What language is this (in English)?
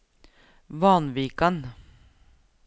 Norwegian